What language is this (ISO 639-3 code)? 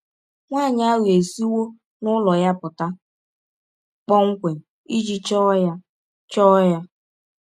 ibo